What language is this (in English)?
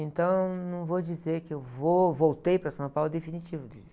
Portuguese